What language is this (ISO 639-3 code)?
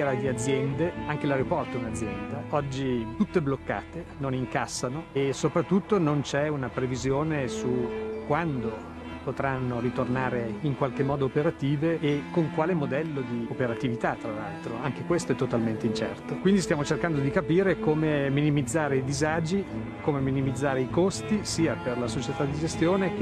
ita